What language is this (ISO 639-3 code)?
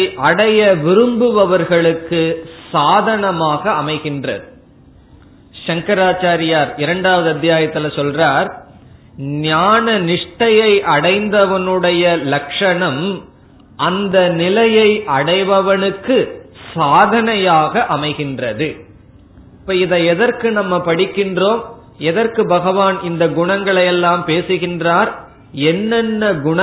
tam